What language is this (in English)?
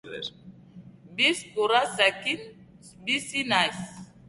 Basque